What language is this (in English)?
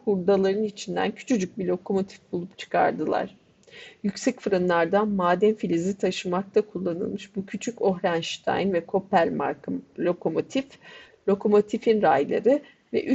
Turkish